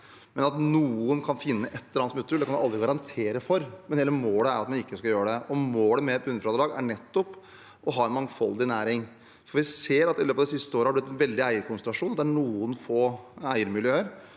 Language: Norwegian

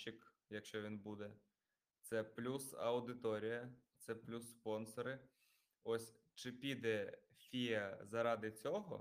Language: Ukrainian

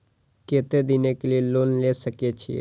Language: Maithili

